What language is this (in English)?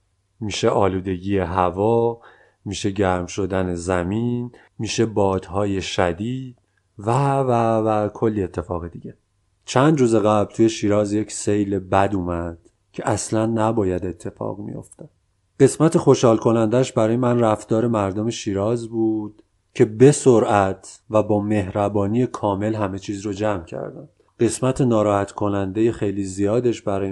Persian